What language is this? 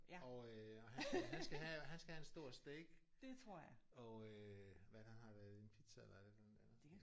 Danish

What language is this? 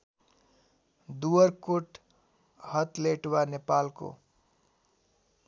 Nepali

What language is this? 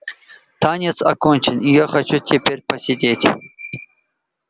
Russian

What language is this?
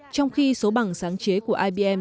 Vietnamese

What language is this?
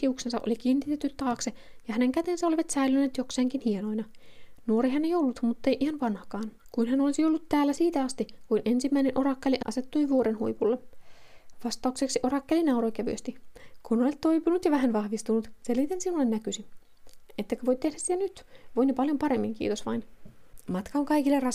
Finnish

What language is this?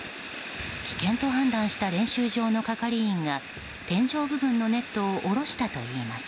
Japanese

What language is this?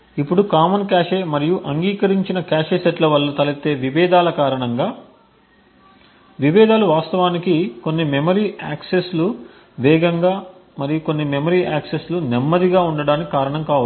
Telugu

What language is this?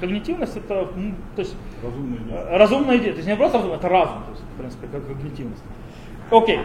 Russian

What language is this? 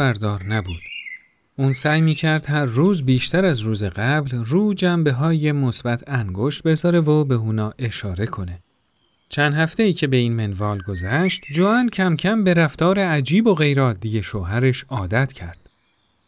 Persian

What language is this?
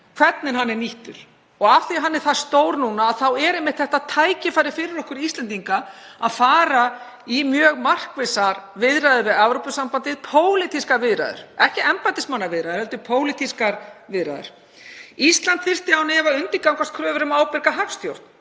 Icelandic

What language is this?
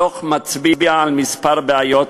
Hebrew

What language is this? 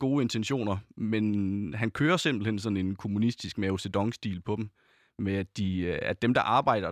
Danish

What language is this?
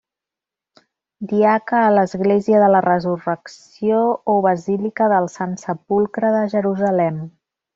Catalan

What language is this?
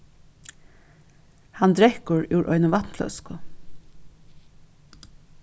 Faroese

